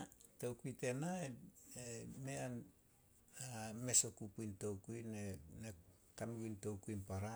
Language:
Solos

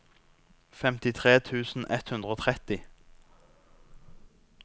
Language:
Norwegian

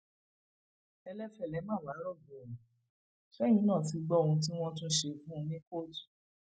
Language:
Yoruba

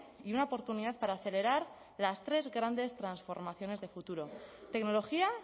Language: Spanish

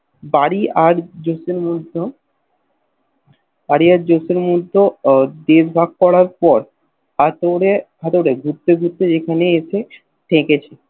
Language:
Bangla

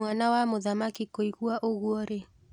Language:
Kikuyu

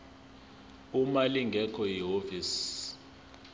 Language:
Zulu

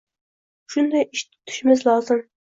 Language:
Uzbek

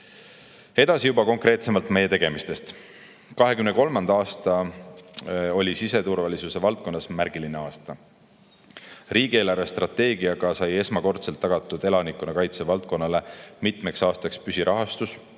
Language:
Estonian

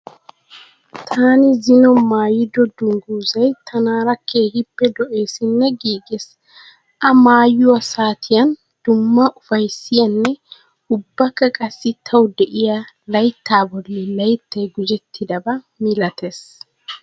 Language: Wolaytta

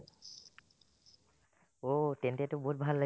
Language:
Assamese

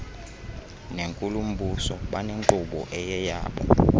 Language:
Xhosa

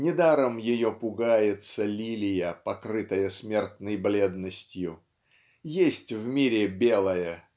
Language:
Russian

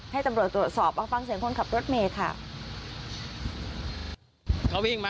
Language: Thai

